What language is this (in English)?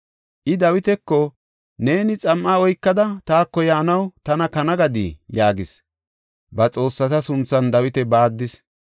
Gofa